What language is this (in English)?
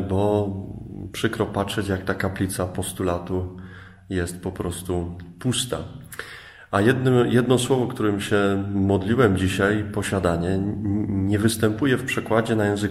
Polish